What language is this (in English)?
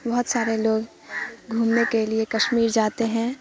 Urdu